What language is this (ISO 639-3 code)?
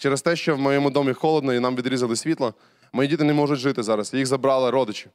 ukr